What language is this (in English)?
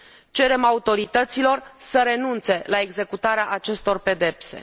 Romanian